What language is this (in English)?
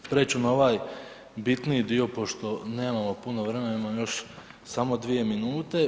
Croatian